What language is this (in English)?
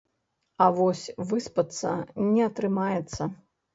Belarusian